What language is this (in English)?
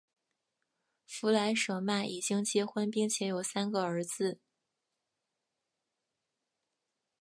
Chinese